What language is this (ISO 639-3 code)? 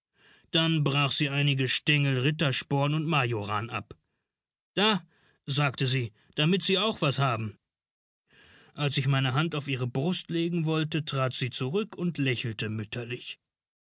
deu